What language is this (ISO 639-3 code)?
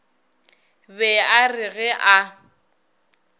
nso